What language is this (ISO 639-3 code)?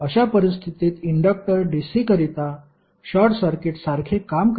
mar